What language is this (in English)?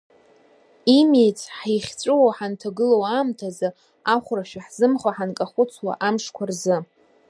Abkhazian